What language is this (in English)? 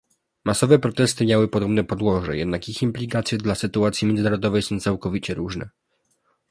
Polish